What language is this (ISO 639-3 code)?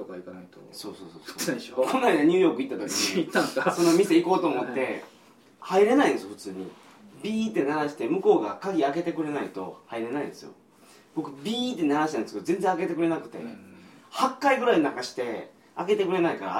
jpn